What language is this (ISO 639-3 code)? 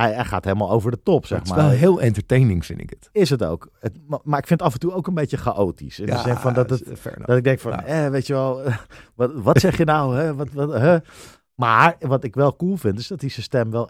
nld